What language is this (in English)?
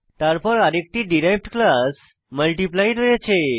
Bangla